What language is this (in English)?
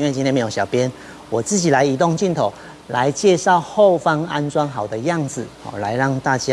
Chinese